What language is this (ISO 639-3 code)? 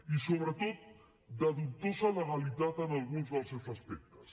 cat